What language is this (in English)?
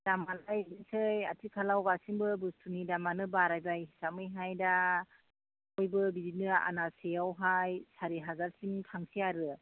Bodo